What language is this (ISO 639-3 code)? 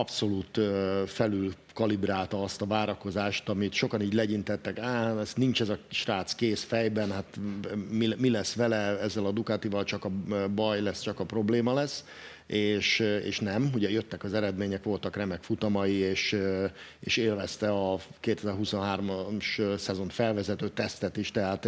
hun